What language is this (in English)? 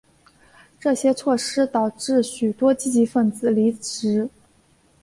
Chinese